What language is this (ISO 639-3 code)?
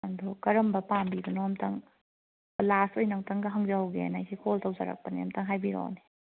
mni